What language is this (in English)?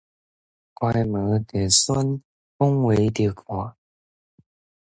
Min Nan Chinese